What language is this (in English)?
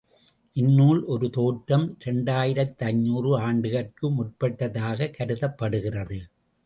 Tamil